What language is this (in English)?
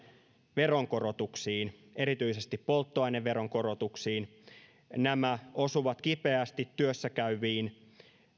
Finnish